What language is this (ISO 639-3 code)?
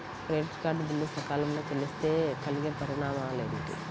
tel